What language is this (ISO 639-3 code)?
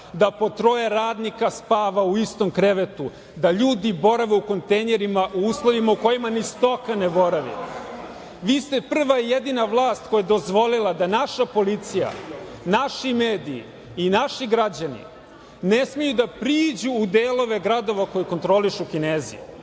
srp